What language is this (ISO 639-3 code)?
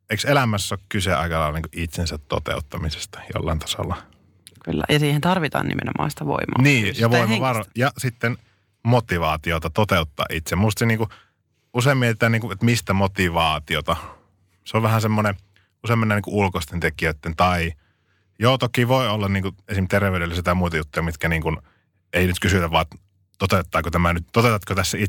fin